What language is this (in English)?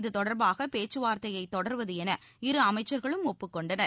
Tamil